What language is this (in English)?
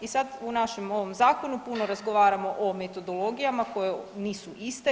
Croatian